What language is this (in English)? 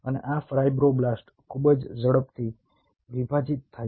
Gujarati